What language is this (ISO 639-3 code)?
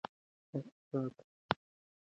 pus